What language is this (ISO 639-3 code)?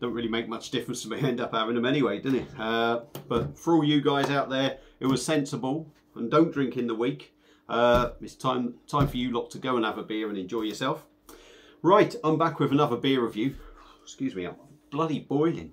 eng